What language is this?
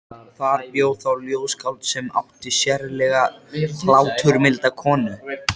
Icelandic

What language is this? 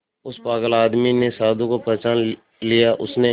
Hindi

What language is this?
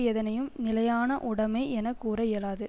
Tamil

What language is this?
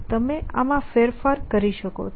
Gujarati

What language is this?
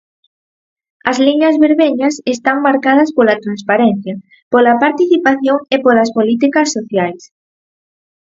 Galician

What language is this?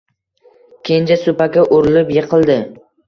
Uzbek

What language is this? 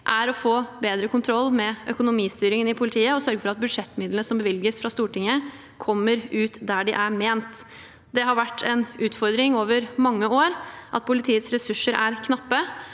Norwegian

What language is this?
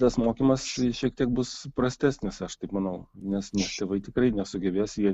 Lithuanian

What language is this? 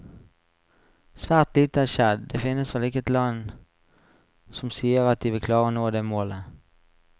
Norwegian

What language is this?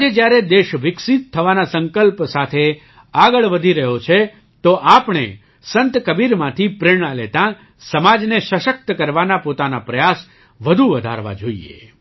Gujarati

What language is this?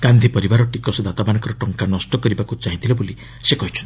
Odia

